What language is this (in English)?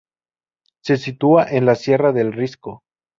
Spanish